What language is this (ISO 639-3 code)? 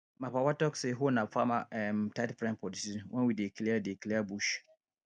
pcm